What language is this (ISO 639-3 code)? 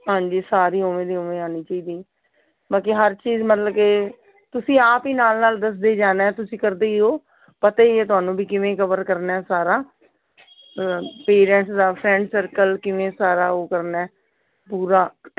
pan